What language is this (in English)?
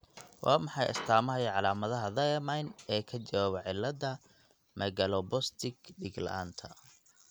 Somali